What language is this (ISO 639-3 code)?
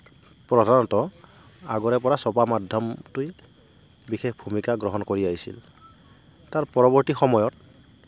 asm